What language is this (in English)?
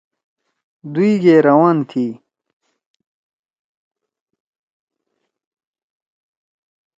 Torwali